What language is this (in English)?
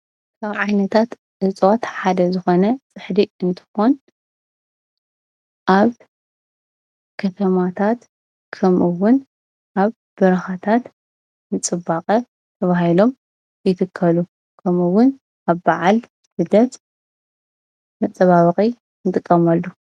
Tigrinya